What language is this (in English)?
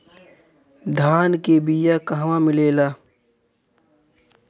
Bhojpuri